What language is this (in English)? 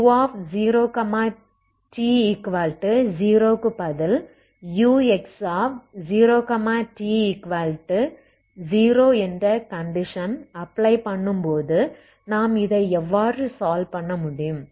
Tamil